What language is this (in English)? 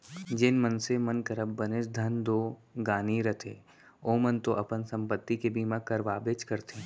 Chhattisgarhi